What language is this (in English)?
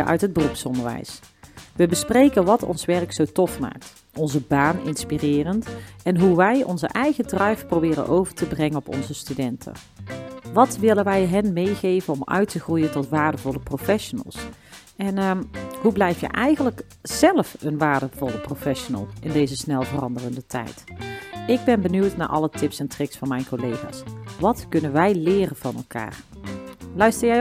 Dutch